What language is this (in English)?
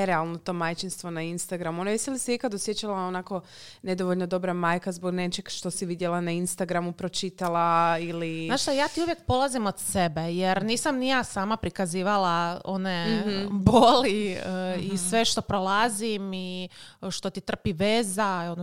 Croatian